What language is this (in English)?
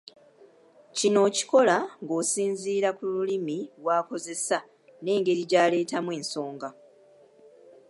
Ganda